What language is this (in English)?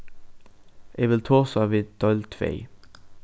Faroese